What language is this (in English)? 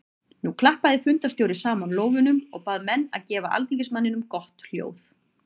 Icelandic